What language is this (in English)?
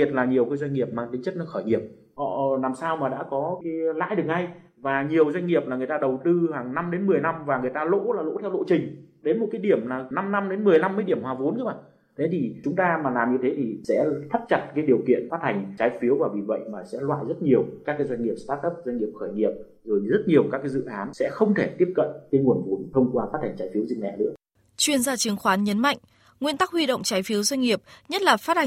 Vietnamese